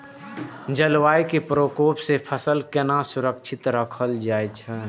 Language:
Maithili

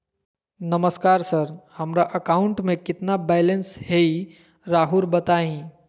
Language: Magahi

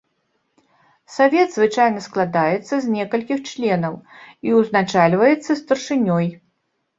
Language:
Belarusian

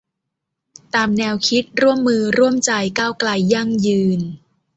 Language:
Thai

